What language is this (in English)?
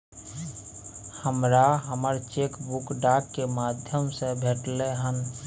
Maithili